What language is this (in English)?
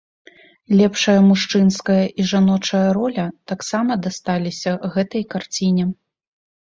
Belarusian